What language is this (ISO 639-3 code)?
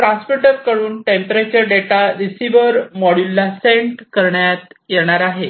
mar